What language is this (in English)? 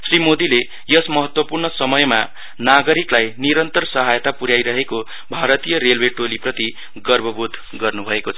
Nepali